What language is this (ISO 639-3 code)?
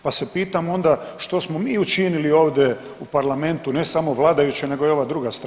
hrv